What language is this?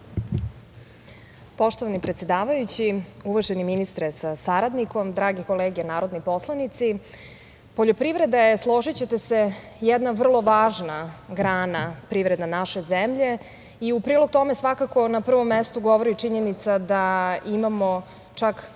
Serbian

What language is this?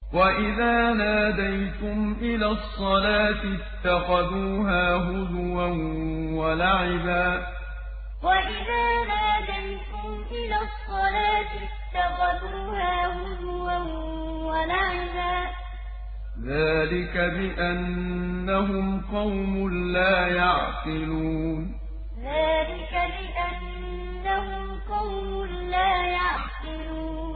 Arabic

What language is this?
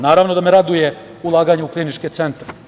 Serbian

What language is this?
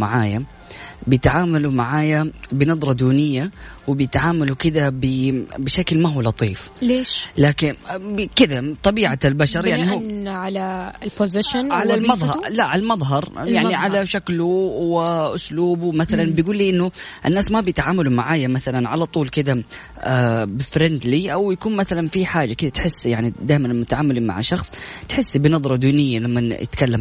Arabic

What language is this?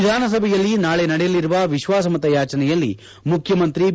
Kannada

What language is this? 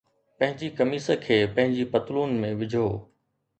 Sindhi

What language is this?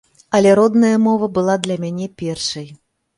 Belarusian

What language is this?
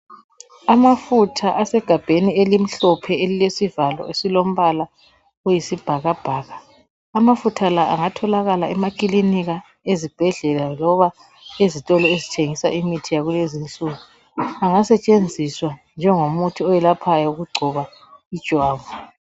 North Ndebele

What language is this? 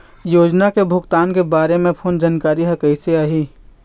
Chhattisgarhi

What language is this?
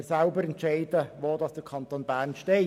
Swiss German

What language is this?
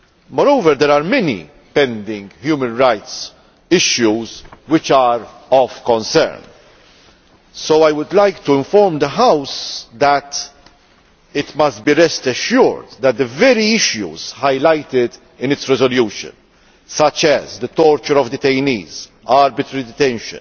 English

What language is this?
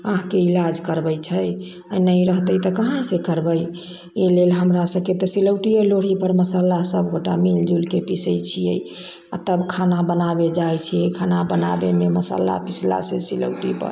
Maithili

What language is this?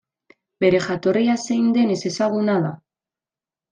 Basque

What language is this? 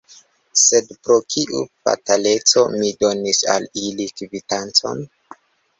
Esperanto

